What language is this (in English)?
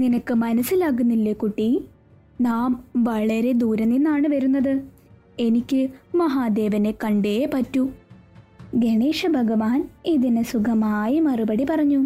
Malayalam